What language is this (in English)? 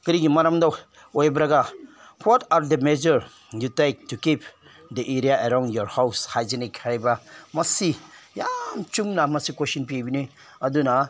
Manipuri